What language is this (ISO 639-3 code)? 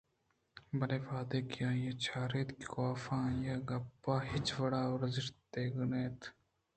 bgp